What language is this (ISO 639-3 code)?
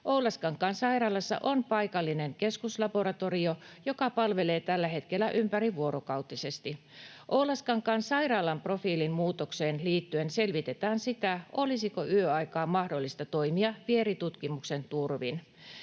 fin